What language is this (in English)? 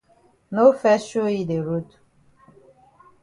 Cameroon Pidgin